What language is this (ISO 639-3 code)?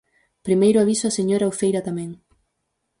glg